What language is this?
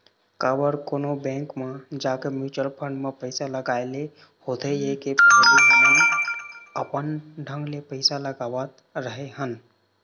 Chhattisgarhi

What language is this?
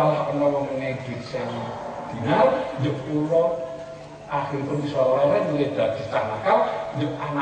Greek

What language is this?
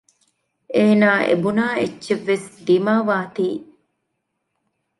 Divehi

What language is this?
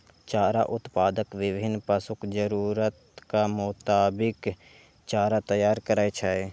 Maithili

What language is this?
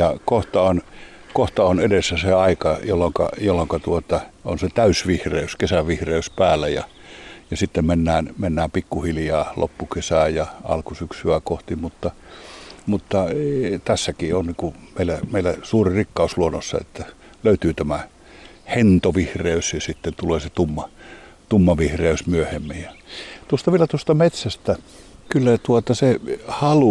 Finnish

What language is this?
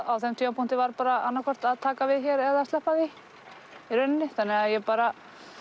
Icelandic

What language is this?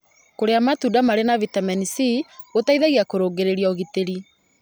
Kikuyu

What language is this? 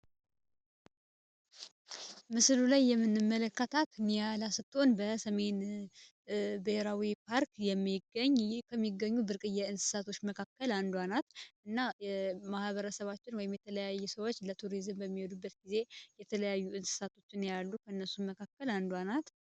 Amharic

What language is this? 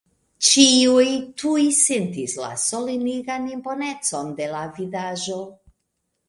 Esperanto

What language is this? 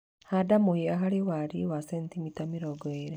Kikuyu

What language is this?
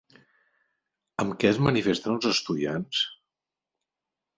Catalan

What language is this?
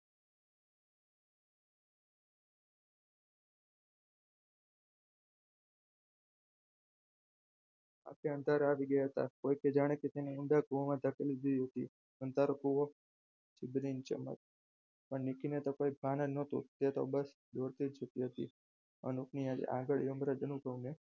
Gujarati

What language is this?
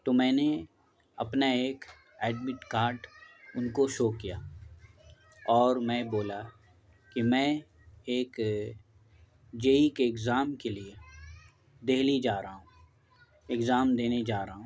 Urdu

